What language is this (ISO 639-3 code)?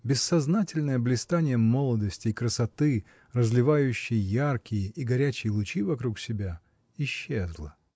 rus